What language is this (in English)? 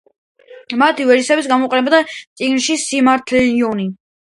Georgian